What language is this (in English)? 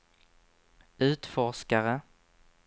Swedish